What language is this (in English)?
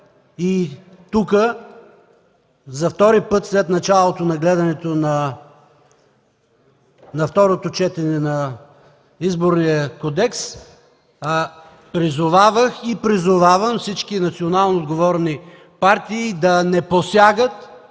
Bulgarian